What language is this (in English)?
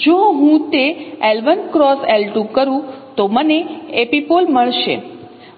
Gujarati